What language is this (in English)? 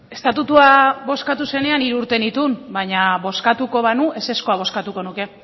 Basque